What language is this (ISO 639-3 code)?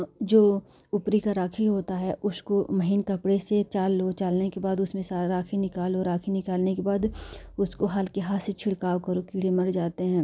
hin